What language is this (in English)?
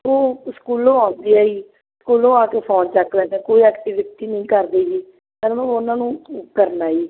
Punjabi